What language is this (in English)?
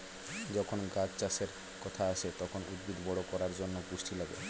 Bangla